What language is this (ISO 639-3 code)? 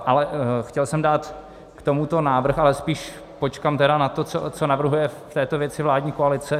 ces